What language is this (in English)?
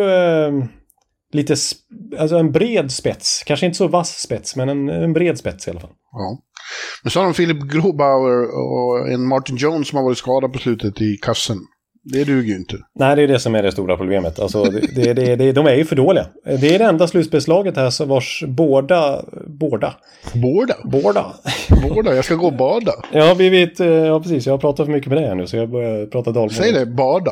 Swedish